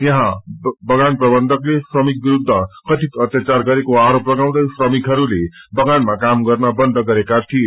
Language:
Nepali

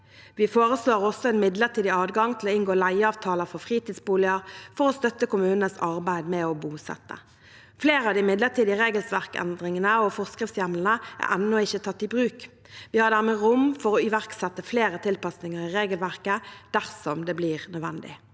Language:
Norwegian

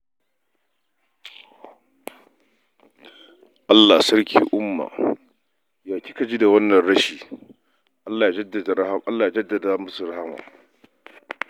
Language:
Hausa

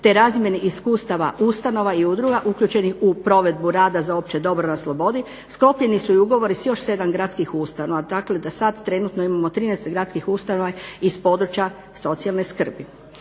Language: Croatian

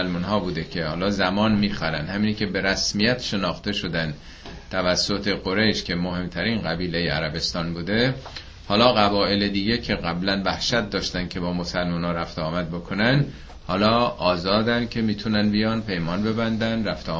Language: Persian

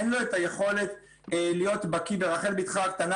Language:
Hebrew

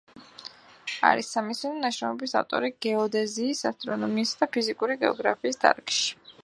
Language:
Georgian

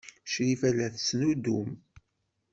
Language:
Kabyle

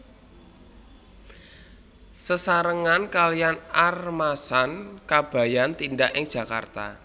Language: Javanese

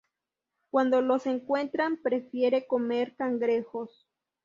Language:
Spanish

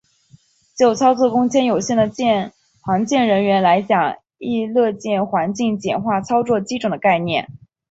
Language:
Chinese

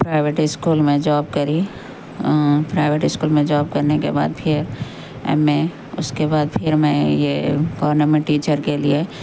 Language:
Urdu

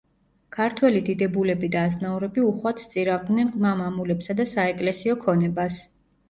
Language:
Georgian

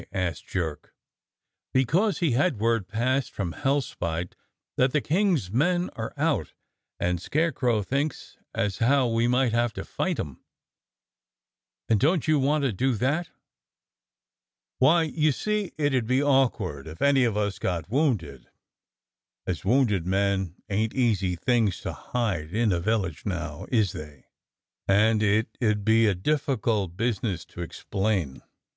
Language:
English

